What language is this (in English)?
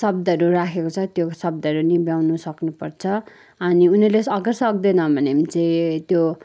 Nepali